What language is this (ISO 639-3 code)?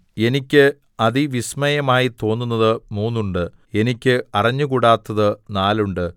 mal